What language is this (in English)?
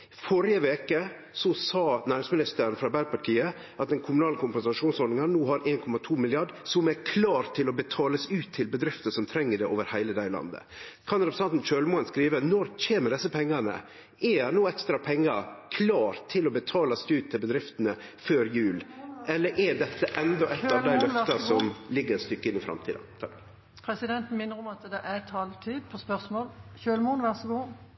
Norwegian